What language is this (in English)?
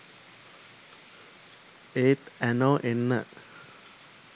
Sinhala